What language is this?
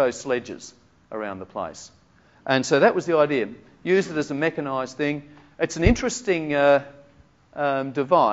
English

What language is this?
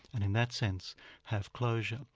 English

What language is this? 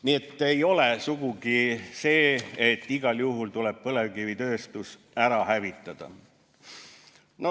Estonian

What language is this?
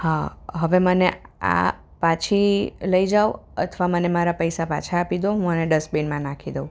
Gujarati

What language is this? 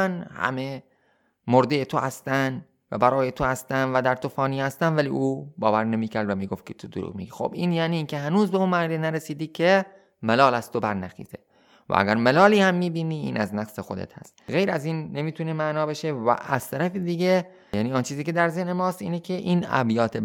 Persian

